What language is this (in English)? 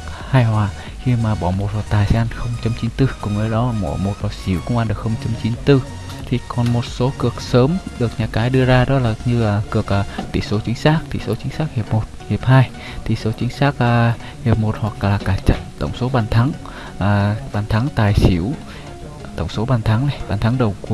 Vietnamese